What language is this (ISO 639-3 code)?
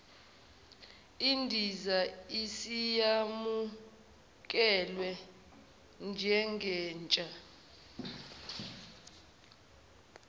zul